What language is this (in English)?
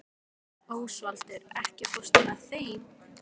Icelandic